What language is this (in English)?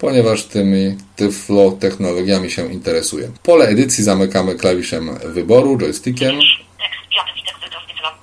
Polish